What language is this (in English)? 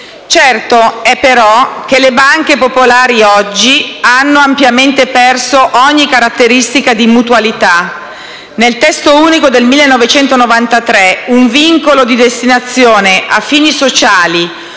Italian